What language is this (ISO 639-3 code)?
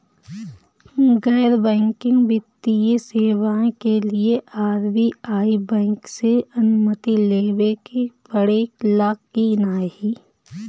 bho